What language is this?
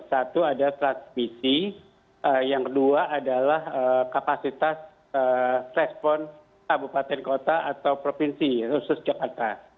Indonesian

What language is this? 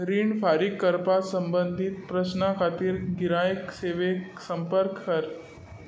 Konkani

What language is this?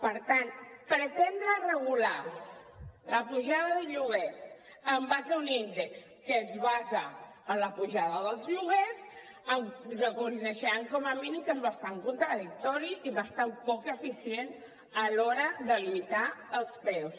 Catalan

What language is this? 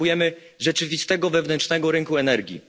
Polish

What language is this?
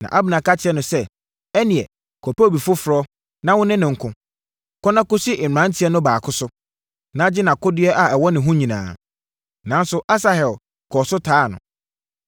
Akan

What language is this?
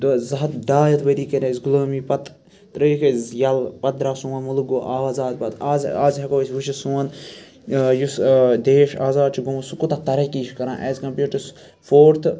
Kashmiri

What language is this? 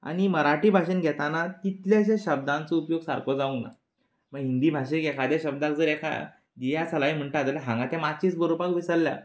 Konkani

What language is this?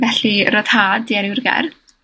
Welsh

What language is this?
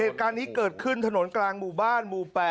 Thai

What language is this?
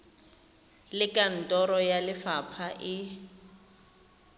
Tswana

